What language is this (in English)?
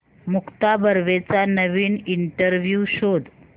Marathi